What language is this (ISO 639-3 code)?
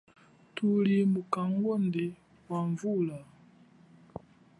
cjk